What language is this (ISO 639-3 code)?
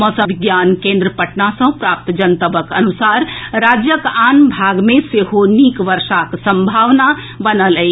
mai